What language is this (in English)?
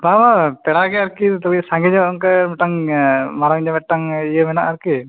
Santali